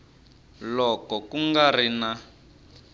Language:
Tsonga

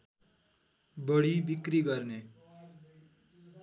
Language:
Nepali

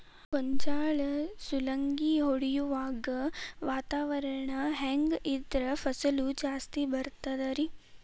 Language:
Kannada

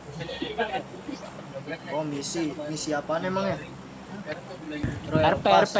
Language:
Indonesian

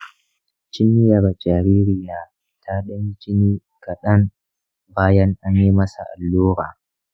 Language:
Hausa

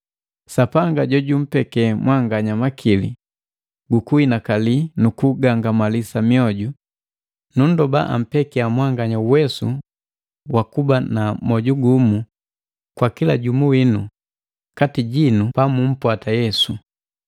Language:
Matengo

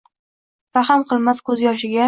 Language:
Uzbek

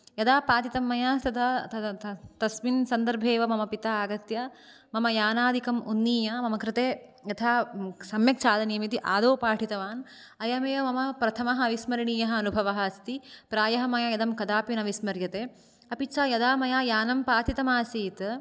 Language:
Sanskrit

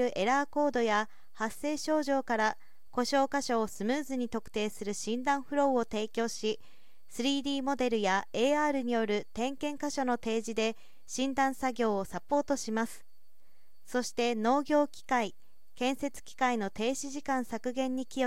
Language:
Japanese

